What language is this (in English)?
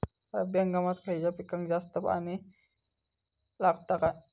Marathi